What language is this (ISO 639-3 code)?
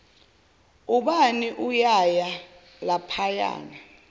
zul